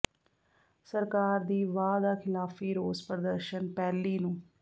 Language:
Punjabi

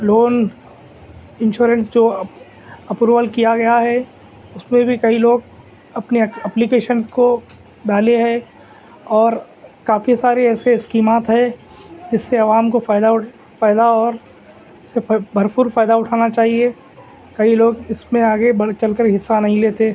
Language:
Urdu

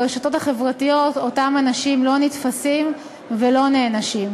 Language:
Hebrew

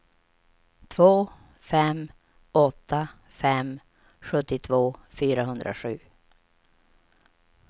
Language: Swedish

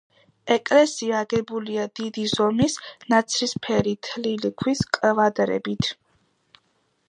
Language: Georgian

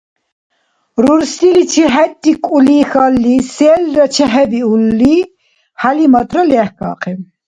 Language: Dargwa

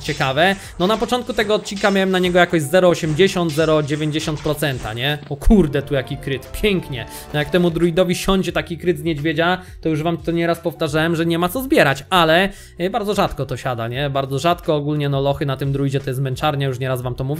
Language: Polish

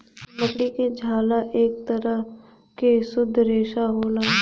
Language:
Bhojpuri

